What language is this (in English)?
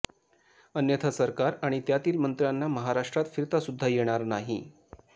Marathi